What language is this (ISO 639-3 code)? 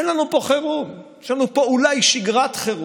heb